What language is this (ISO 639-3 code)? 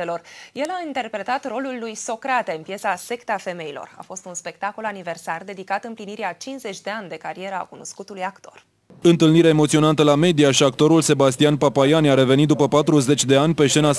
ron